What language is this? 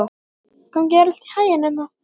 Icelandic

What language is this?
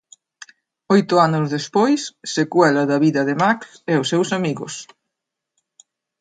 Galician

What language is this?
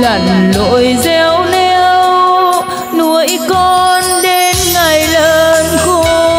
Vietnamese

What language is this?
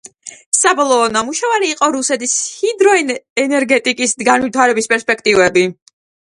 Georgian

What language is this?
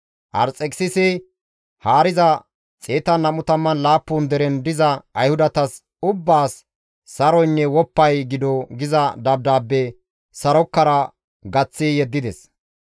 Gamo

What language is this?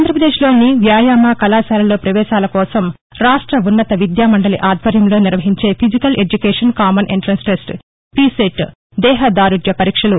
Telugu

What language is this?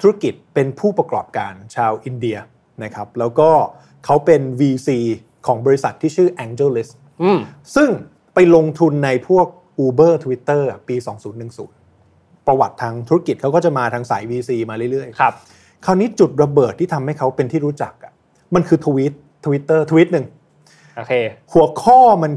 Thai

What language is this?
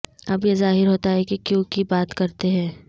Urdu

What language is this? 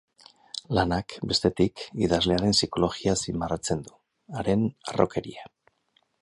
Basque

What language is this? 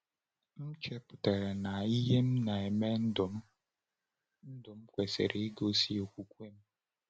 Igbo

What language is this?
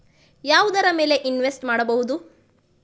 Kannada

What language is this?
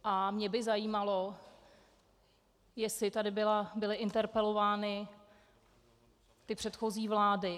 Czech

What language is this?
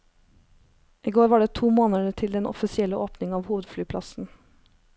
Norwegian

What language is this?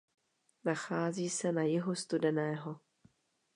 Czech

